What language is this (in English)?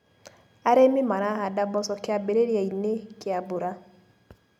Kikuyu